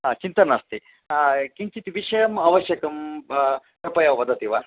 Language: Sanskrit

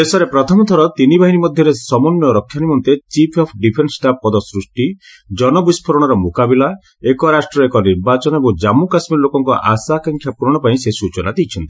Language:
Odia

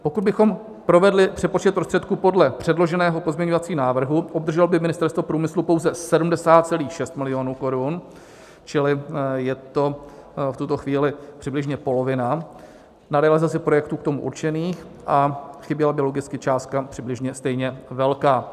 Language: Czech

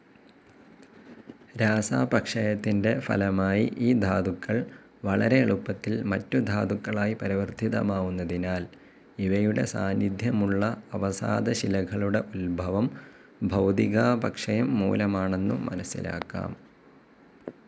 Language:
Malayalam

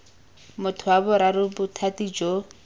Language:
Tswana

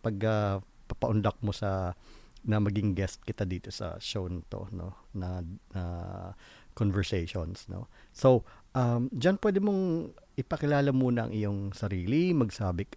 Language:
Filipino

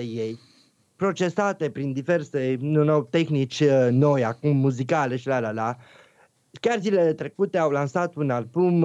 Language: Romanian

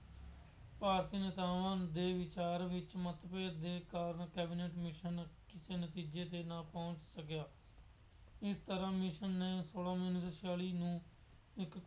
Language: Punjabi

